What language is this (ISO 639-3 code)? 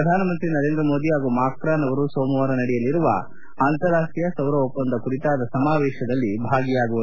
kan